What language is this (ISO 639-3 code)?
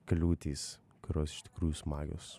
lit